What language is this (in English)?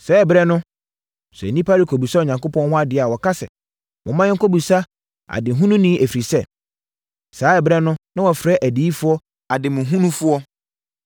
Akan